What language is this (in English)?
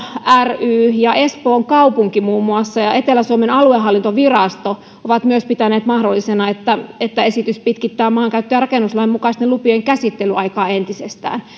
Finnish